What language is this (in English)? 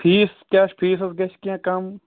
Kashmiri